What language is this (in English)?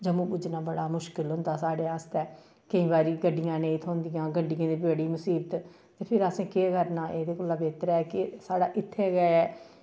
Dogri